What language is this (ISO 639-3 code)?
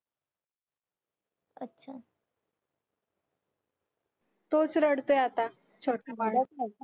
mar